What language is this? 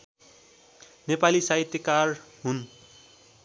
Nepali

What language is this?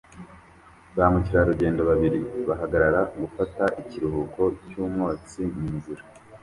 Kinyarwanda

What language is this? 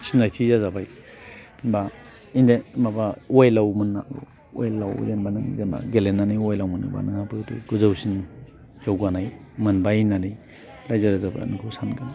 Bodo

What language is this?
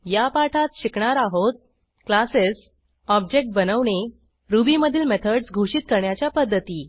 Marathi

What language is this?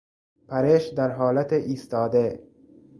Persian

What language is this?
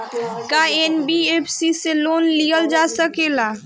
Bhojpuri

